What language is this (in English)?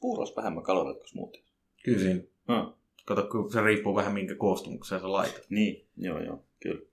Finnish